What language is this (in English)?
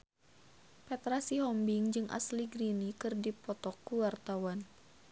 Sundanese